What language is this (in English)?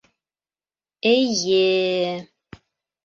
Bashkir